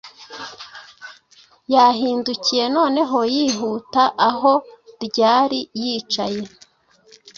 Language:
Kinyarwanda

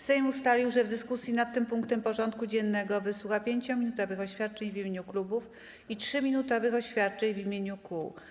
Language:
Polish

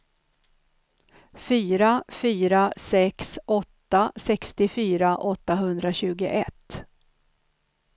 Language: Swedish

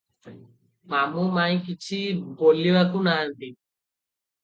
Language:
Odia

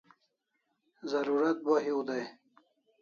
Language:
Kalasha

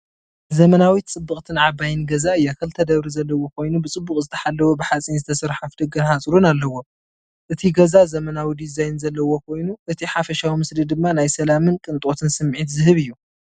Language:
Tigrinya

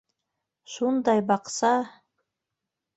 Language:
Bashkir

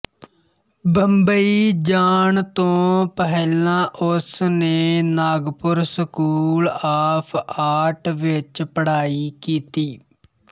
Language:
Punjabi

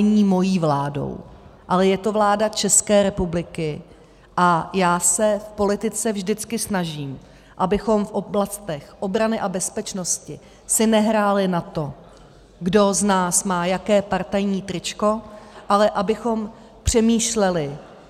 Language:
Czech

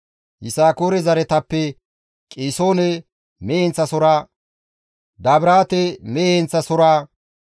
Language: Gamo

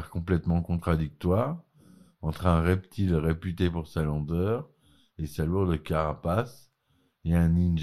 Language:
French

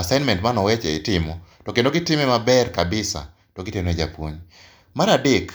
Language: Luo (Kenya and Tanzania)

